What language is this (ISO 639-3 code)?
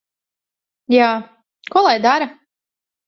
lav